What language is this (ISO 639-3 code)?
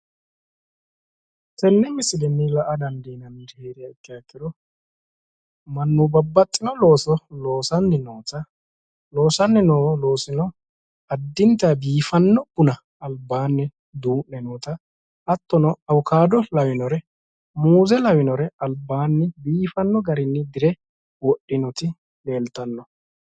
sid